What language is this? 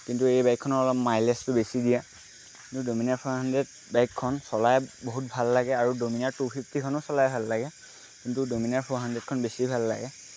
Assamese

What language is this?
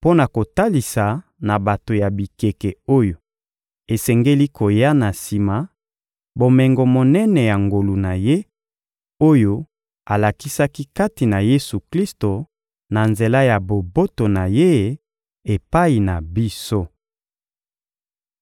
Lingala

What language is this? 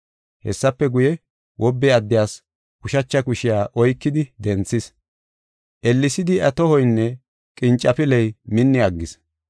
Gofa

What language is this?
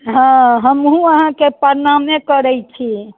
Maithili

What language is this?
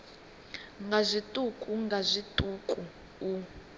Venda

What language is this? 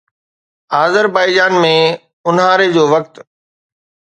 Sindhi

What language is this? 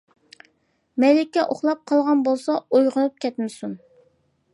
Uyghur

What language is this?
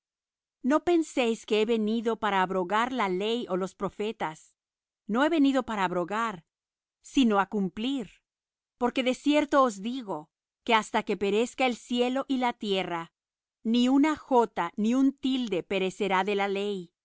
Spanish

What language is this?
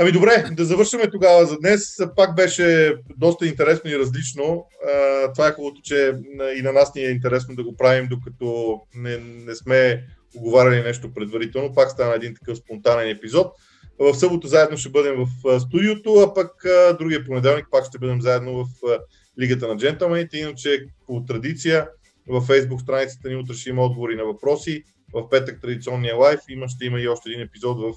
Bulgarian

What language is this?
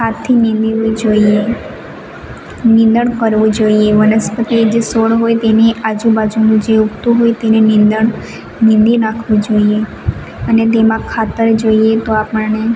Gujarati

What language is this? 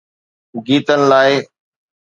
Sindhi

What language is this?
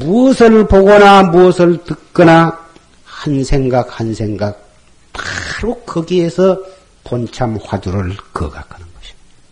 Korean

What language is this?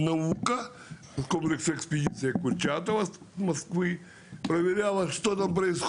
Hebrew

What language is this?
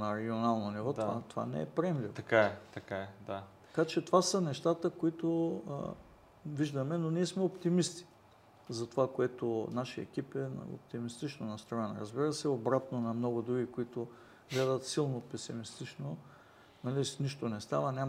Bulgarian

